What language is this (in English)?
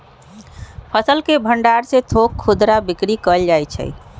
Magahi